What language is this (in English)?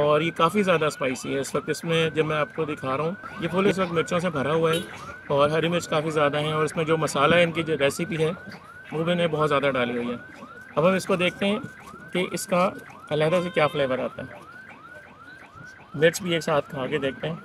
Hindi